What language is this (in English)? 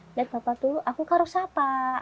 Indonesian